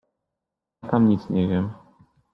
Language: Polish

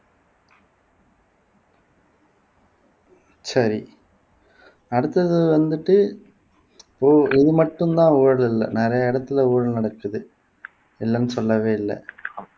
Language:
Tamil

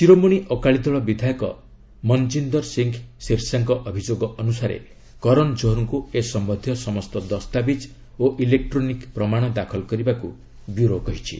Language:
Odia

